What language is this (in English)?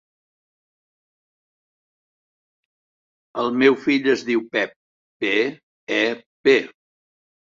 Catalan